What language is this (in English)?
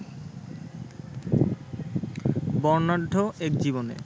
Bangla